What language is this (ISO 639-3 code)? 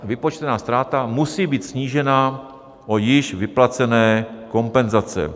ces